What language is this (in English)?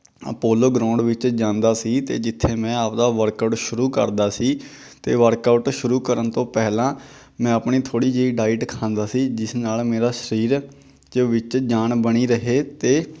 Punjabi